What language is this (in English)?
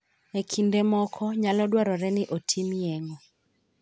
Luo (Kenya and Tanzania)